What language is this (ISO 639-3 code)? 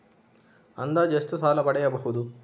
kan